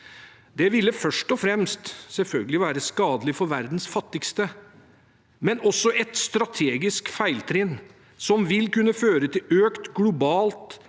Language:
Norwegian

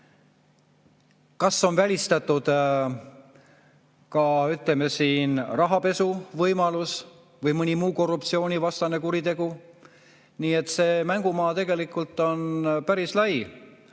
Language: Estonian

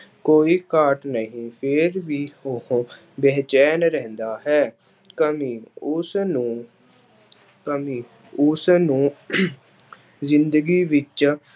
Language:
Punjabi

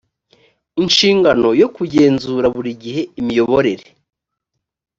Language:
Kinyarwanda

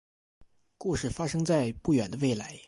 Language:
Chinese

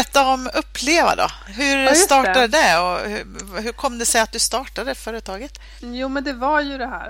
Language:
Swedish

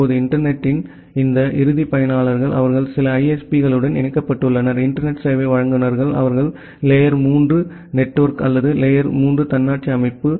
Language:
Tamil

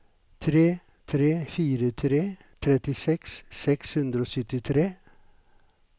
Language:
Norwegian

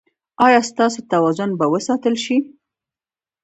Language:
Pashto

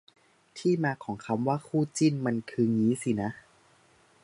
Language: Thai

